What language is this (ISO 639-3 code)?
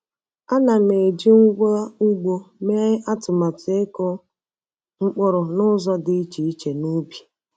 ibo